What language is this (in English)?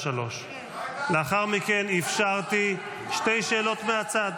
Hebrew